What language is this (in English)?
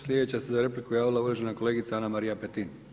Croatian